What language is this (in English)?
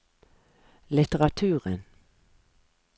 Norwegian